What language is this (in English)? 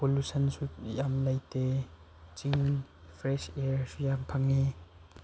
Manipuri